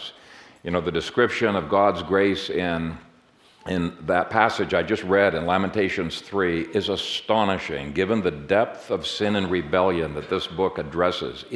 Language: English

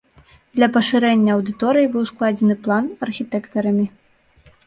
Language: Belarusian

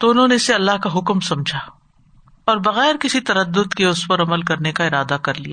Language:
Urdu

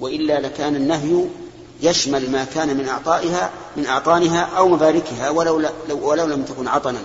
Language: Arabic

